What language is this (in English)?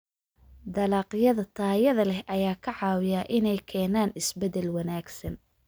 Somali